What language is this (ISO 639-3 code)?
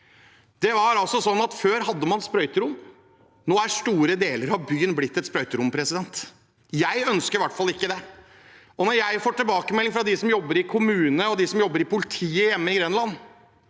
nor